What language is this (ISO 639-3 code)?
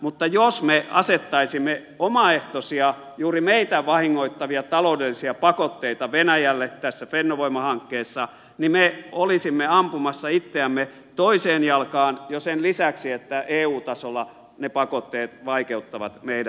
fin